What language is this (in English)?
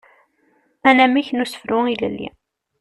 Kabyle